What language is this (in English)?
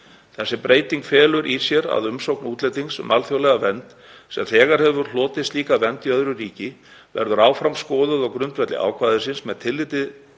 Icelandic